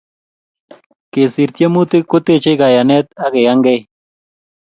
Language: Kalenjin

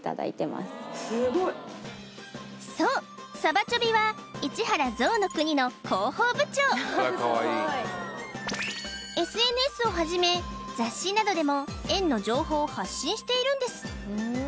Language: Japanese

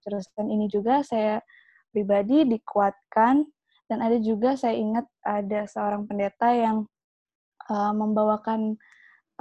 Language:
Indonesian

